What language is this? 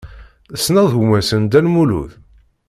Kabyle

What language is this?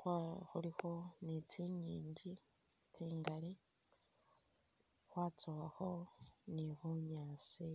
Masaaba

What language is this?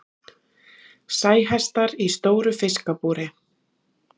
Icelandic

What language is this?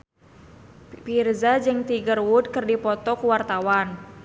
Sundanese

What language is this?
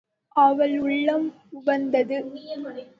Tamil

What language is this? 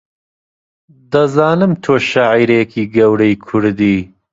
Central Kurdish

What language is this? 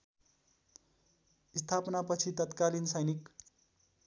Nepali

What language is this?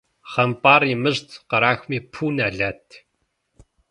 Kabardian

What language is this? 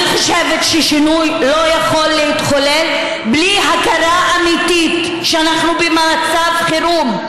Hebrew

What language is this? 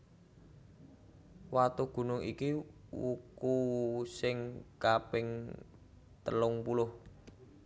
Javanese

